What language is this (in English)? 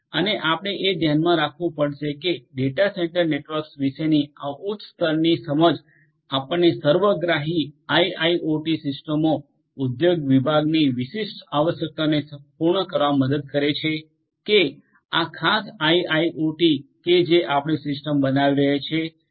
Gujarati